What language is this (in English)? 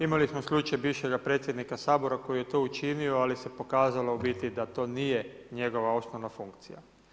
Croatian